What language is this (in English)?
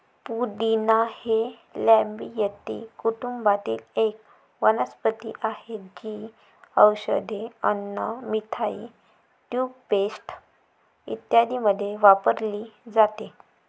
Marathi